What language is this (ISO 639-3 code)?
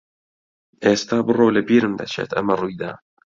ckb